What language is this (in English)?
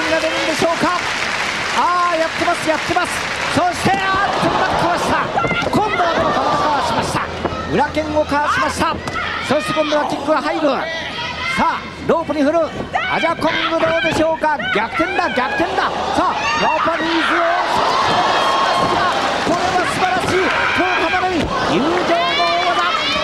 Japanese